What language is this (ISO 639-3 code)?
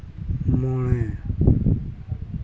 sat